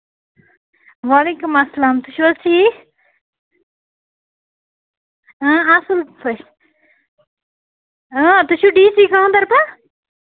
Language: Kashmiri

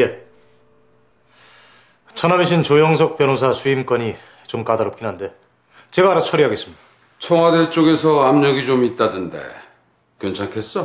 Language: Korean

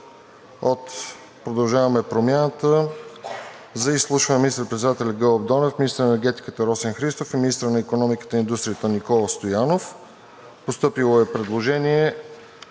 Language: Bulgarian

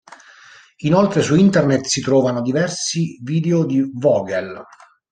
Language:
Italian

